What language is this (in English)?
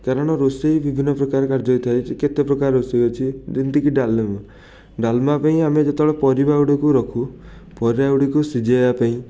Odia